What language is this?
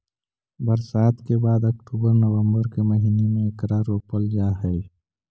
Magahi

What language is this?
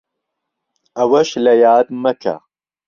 Central Kurdish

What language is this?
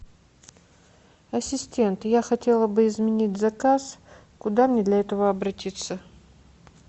Russian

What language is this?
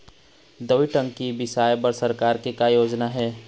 Chhattisgarhi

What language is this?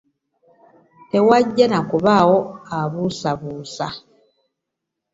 Ganda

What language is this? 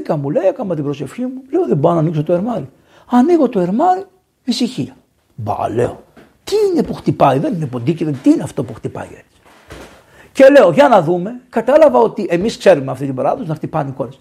Greek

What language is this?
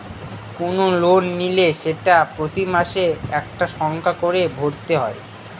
Bangla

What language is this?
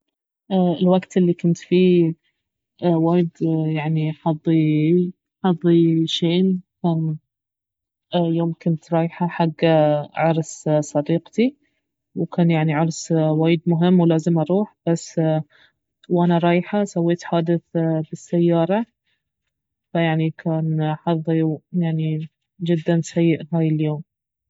Baharna Arabic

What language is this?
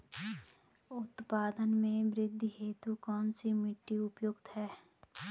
Hindi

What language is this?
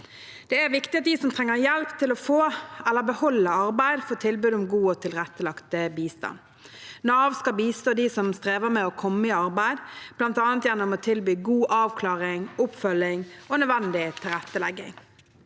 Norwegian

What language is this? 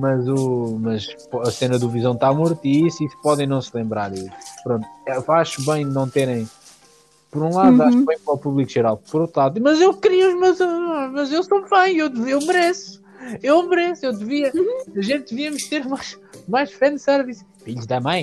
Portuguese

